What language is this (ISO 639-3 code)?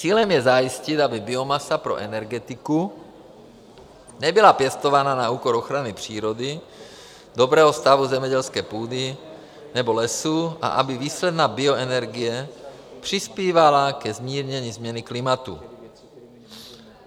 ces